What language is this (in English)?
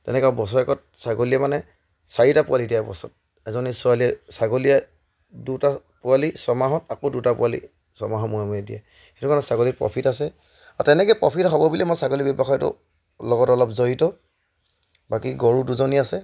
Assamese